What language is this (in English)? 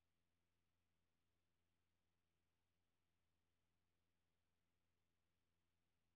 Danish